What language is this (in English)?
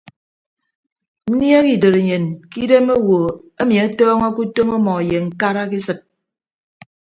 Ibibio